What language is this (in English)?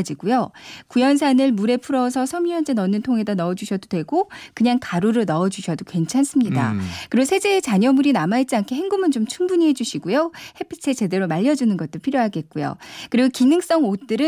Korean